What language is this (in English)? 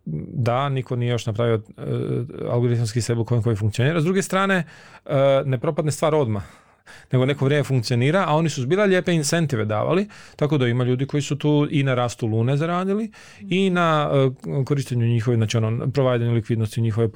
Croatian